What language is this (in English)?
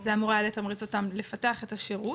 Hebrew